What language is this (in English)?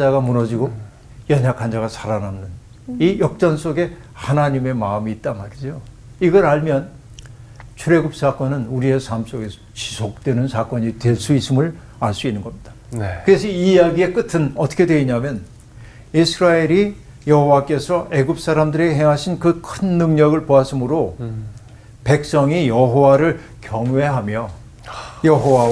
Korean